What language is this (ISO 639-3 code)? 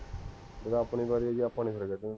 pan